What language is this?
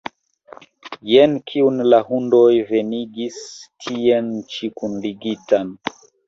Esperanto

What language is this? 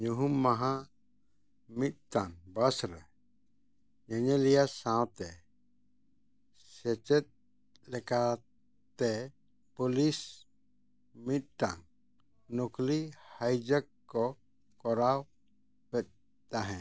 Santali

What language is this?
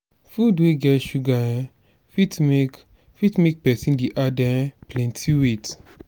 Nigerian Pidgin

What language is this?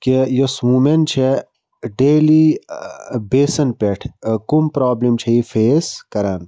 Kashmiri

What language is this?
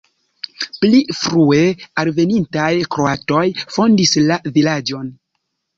Esperanto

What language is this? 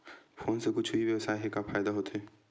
Chhattisgarhi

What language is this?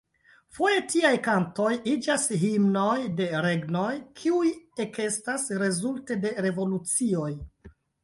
Esperanto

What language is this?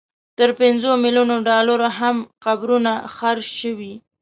Pashto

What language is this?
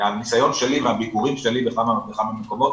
Hebrew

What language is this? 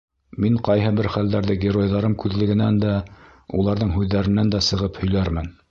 Bashkir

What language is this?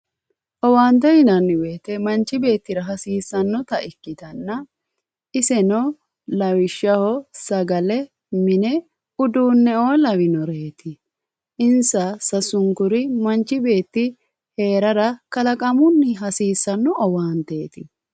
Sidamo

